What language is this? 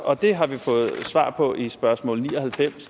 Danish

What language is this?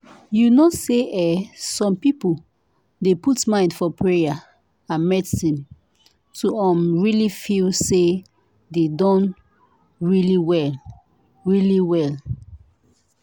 Nigerian Pidgin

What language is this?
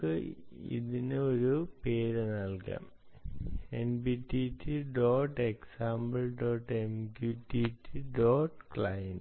Malayalam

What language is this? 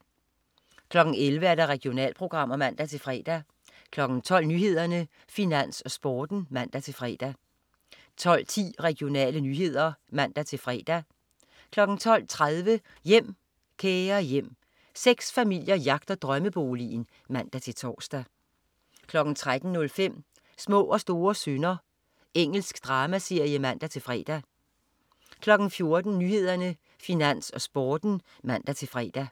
Danish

